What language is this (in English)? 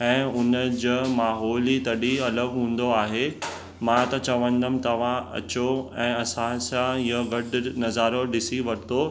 Sindhi